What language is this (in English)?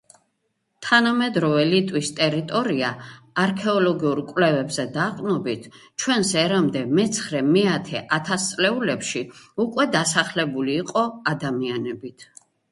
Georgian